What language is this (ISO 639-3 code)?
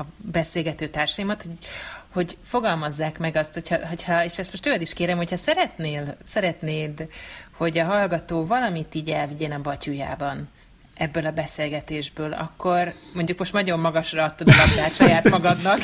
hun